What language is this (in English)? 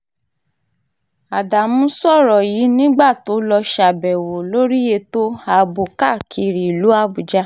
Yoruba